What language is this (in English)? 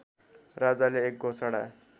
Nepali